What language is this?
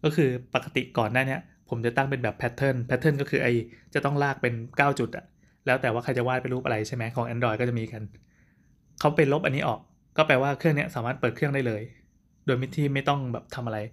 Thai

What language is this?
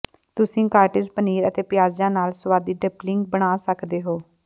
Punjabi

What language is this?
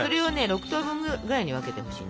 Japanese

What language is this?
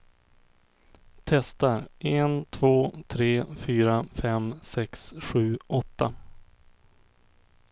Swedish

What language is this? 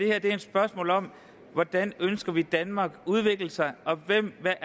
Danish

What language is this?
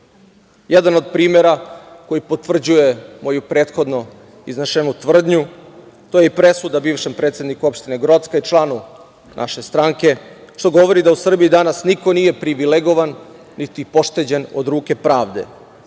Serbian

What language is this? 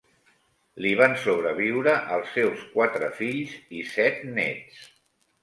Catalan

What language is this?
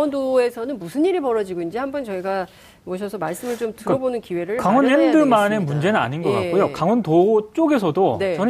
Korean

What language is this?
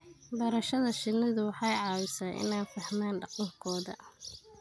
Somali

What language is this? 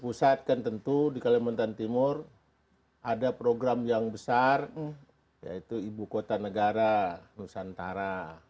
Indonesian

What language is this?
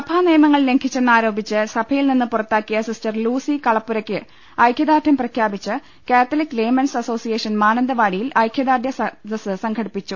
Malayalam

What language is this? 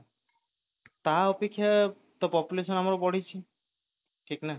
Odia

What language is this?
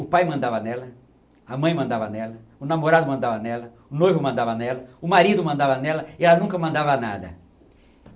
Portuguese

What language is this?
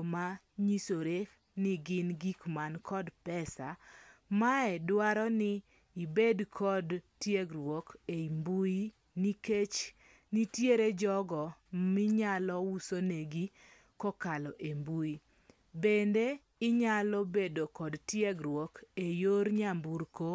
Luo (Kenya and Tanzania)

